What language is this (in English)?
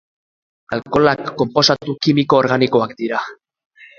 Basque